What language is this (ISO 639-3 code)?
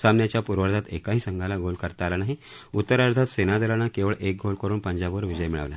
mar